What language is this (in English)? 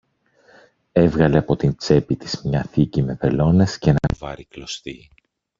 Greek